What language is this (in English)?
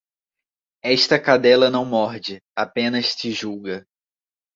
Portuguese